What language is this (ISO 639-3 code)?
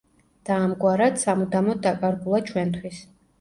kat